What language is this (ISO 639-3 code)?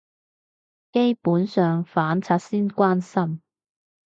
yue